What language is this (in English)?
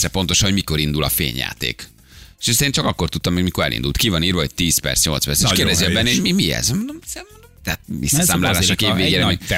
Hungarian